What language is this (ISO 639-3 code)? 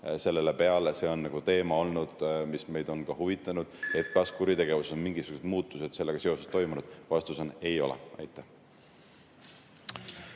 est